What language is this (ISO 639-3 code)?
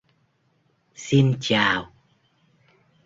vie